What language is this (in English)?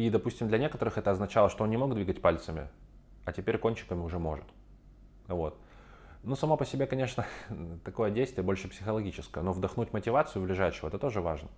Russian